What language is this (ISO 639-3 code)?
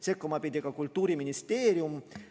est